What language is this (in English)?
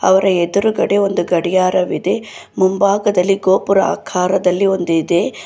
Kannada